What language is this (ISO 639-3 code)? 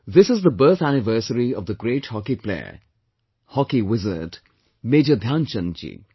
eng